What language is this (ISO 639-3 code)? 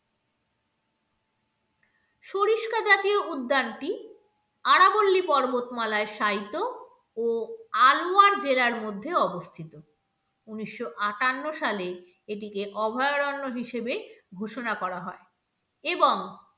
ben